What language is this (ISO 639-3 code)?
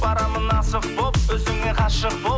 kaz